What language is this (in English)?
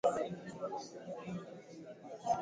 Swahili